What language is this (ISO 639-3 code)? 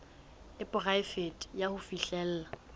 sot